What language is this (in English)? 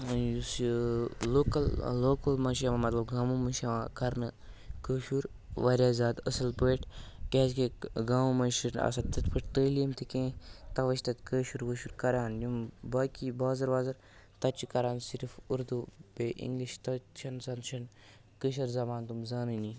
Kashmiri